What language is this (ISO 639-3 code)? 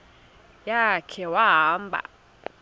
xho